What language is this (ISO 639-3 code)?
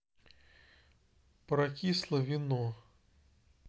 rus